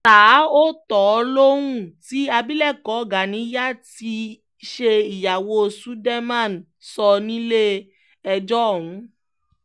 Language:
Yoruba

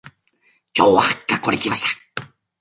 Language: Japanese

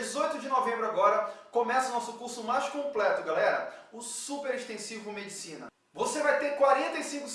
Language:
Portuguese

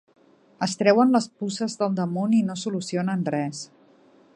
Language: Catalan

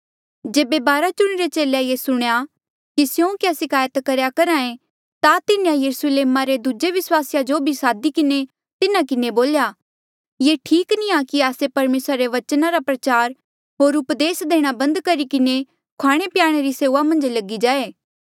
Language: Mandeali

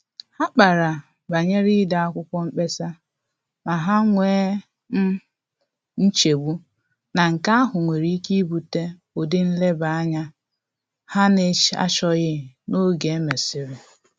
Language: Igbo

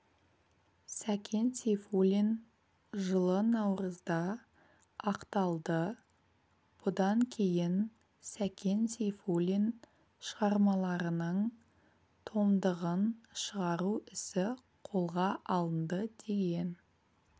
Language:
Kazakh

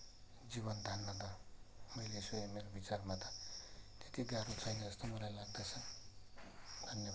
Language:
Nepali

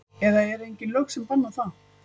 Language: Icelandic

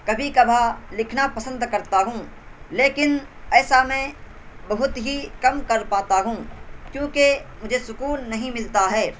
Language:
Urdu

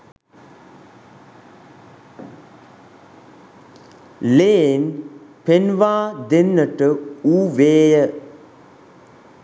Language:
Sinhala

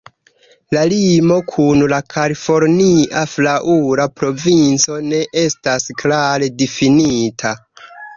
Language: Esperanto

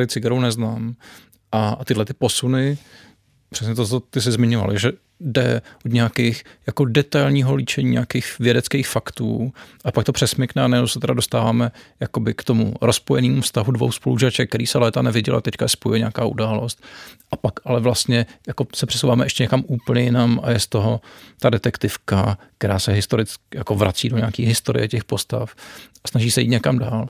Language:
Czech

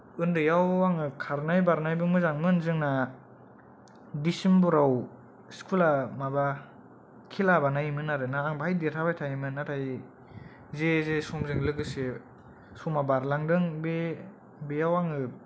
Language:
Bodo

